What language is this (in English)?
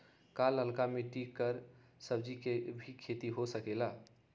Magahi